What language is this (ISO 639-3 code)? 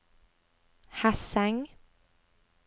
nor